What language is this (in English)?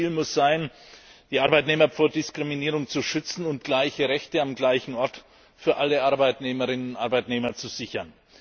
German